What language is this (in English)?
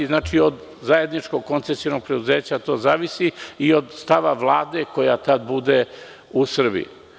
Serbian